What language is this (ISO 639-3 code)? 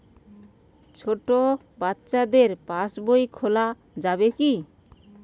ben